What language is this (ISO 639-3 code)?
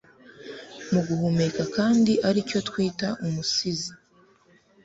kin